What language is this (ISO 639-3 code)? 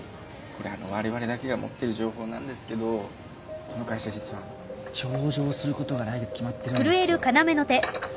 jpn